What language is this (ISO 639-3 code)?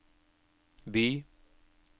nor